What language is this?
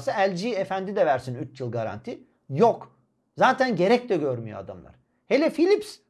Turkish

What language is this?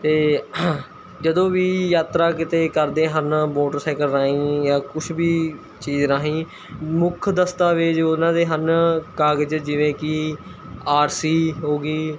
Punjabi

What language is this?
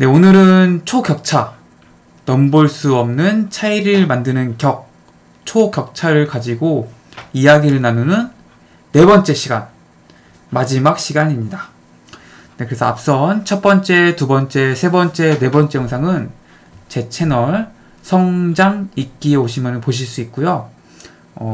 Korean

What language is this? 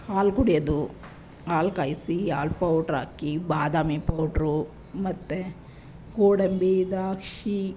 Kannada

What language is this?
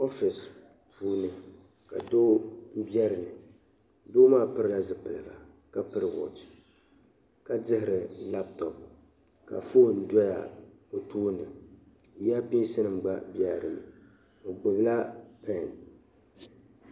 Dagbani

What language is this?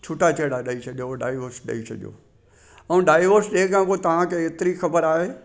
Sindhi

